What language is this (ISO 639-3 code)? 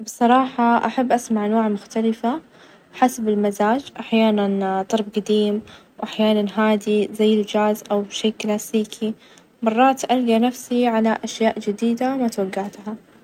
ars